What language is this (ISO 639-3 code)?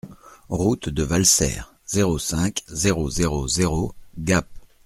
fra